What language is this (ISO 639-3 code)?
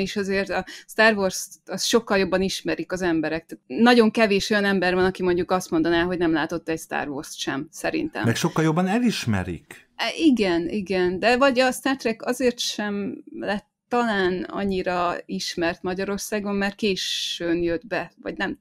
hun